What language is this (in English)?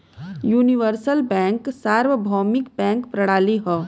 Bhojpuri